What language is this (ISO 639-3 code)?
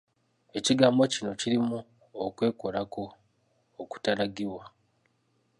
lug